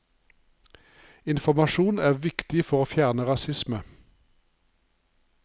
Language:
Norwegian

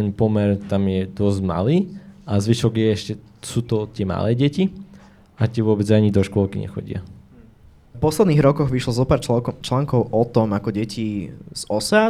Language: Slovak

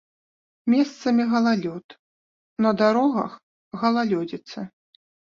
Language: Belarusian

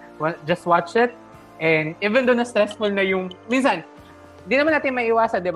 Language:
Filipino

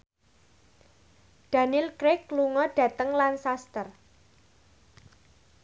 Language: Javanese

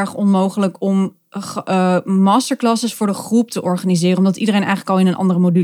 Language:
Dutch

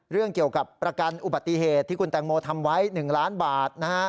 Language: Thai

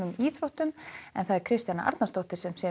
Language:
Icelandic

